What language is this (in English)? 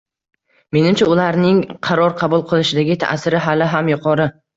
Uzbek